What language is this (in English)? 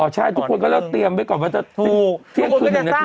Thai